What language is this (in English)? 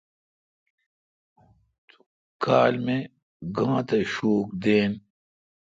Kalkoti